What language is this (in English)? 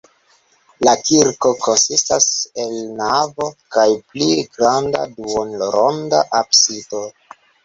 Esperanto